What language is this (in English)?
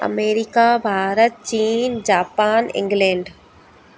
Sindhi